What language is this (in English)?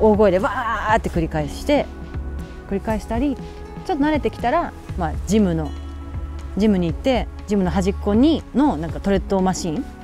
Japanese